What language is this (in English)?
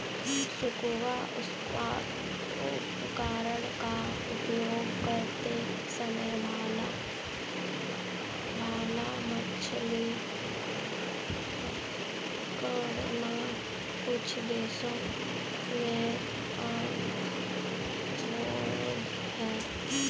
Hindi